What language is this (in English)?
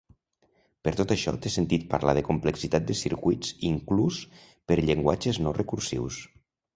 Catalan